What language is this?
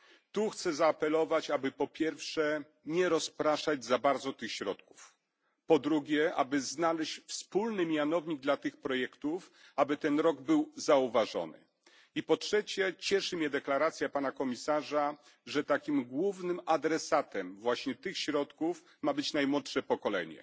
Polish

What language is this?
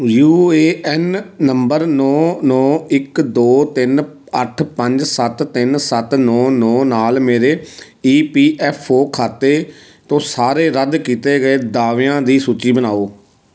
Punjabi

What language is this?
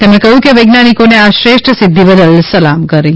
Gujarati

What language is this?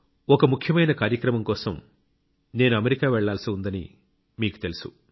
Telugu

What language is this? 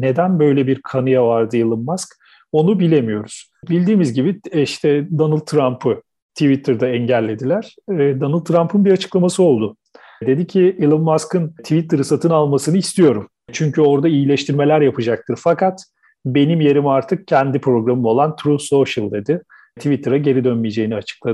Turkish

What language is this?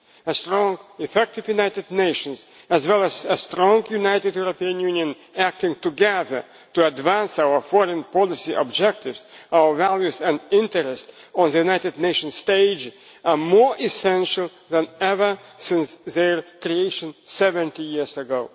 English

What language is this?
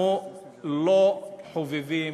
Hebrew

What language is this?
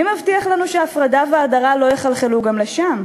Hebrew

